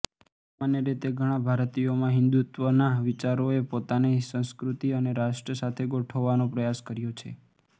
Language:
Gujarati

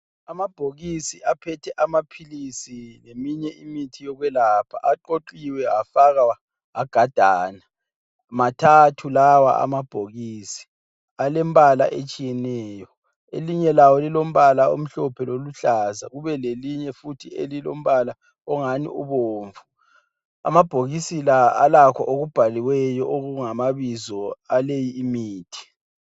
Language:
North Ndebele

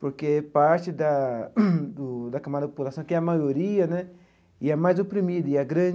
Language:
Portuguese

